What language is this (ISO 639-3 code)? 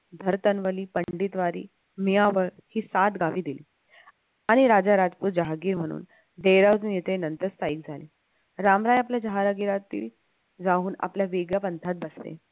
mar